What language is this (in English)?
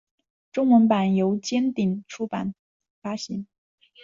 Chinese